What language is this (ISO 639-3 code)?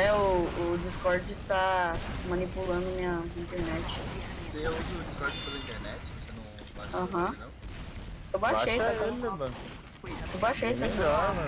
por